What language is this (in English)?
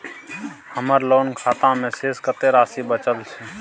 Maithili